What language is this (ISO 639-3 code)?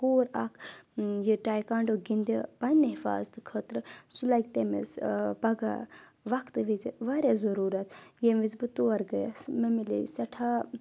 kas